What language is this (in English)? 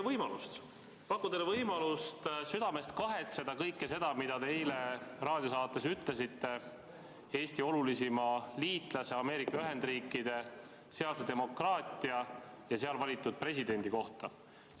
Estonian